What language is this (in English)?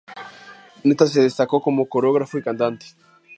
Spanish